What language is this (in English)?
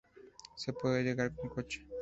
Spanish